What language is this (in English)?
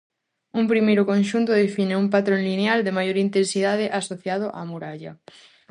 Galician